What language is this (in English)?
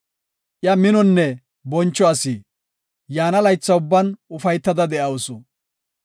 Gofa